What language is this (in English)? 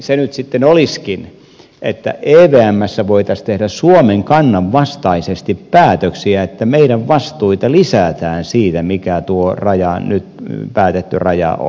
Finnish